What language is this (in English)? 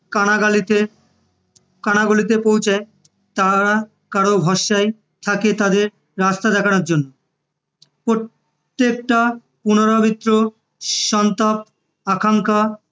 Bangla